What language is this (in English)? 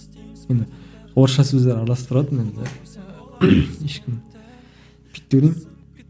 Kazakh